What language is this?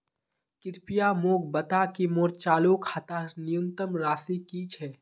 Magahi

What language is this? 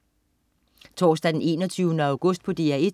Danish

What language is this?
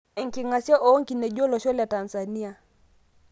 Masai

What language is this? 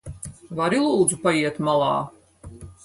Latvian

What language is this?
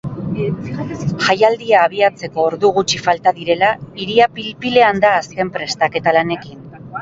Basque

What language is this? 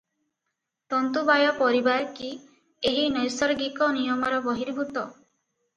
Odia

